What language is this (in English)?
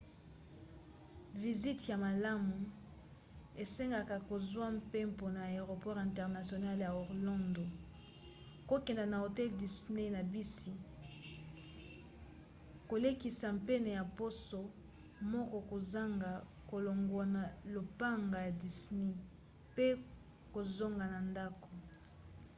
Lingala